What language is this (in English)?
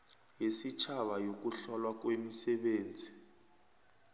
South Ndebele